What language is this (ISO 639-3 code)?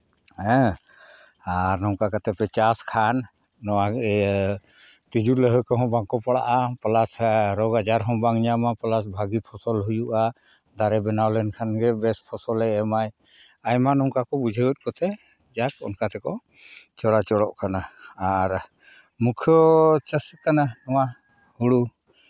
sat